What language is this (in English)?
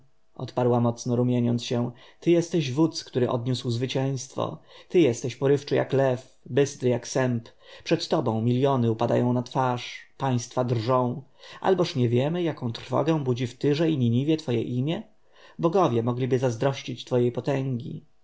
Polish